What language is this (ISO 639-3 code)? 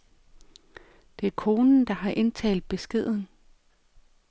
dan